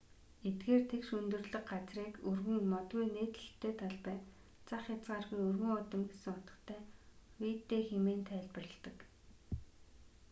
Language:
Mongolian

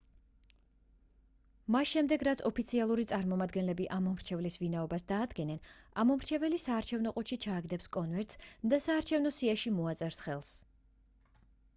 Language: Georgian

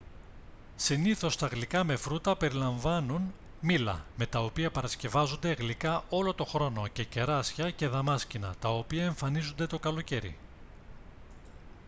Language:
Greek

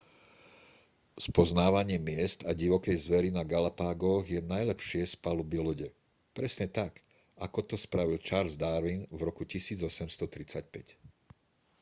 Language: Slovak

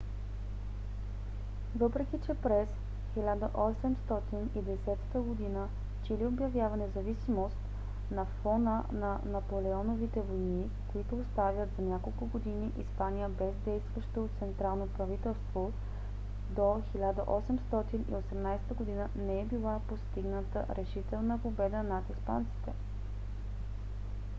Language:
Bulgarian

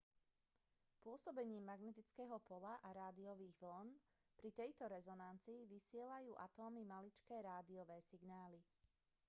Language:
Slovak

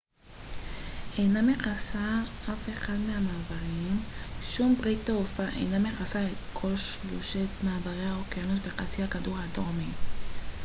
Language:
Hebrew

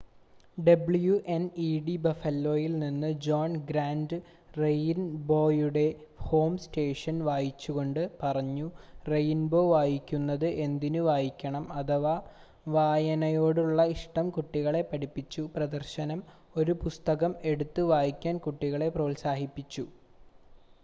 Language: Malayalam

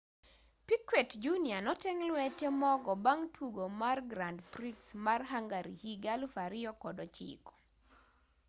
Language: Luo (Kenya and Tanzania)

